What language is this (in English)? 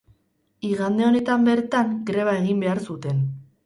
Basque